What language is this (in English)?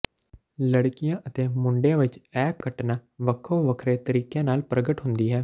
Punjabi